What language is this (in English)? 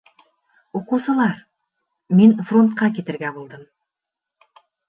Bashkir